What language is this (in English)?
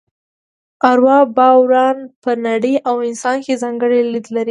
Pashto